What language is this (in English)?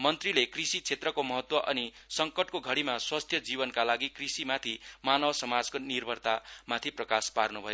Nepali